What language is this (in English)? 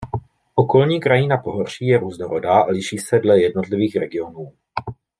Czech